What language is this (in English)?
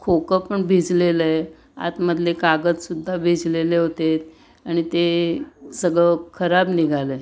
Marathi